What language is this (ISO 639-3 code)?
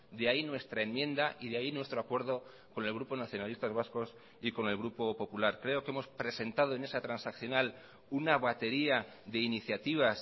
spa